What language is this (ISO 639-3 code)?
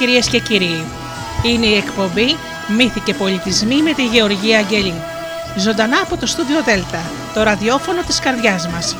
ell